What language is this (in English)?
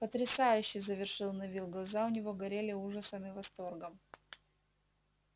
Russian